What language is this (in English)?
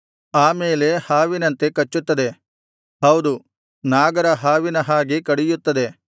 Kannada